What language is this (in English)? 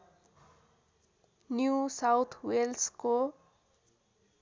Nepali